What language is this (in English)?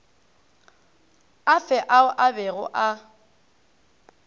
Northern Sotho